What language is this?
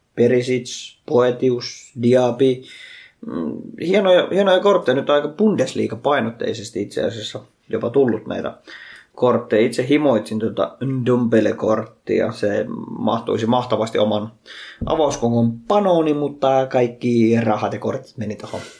Finnish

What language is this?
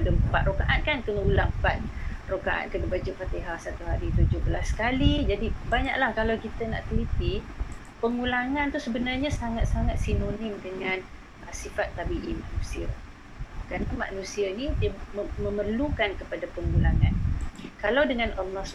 Malay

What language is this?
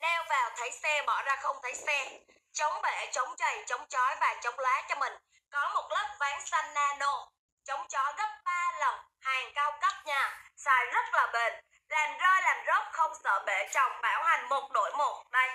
Vietnamese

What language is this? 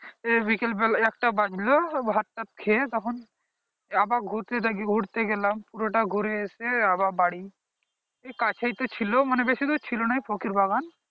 Bangla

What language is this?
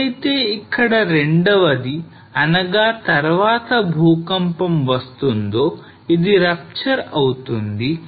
Telugu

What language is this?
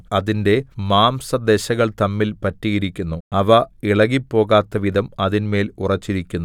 Malayalam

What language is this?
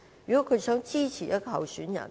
Cantonese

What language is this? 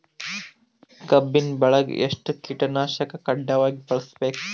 Kannada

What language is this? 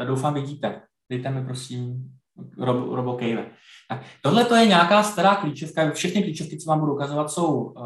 Czech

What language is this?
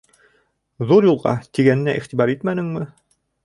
Bashkir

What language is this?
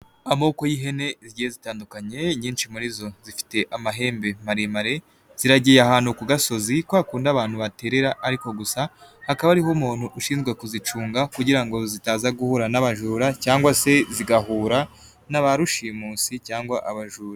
Kinyarwanda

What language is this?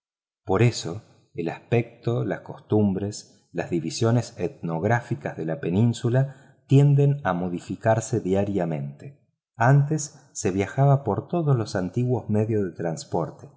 Spanish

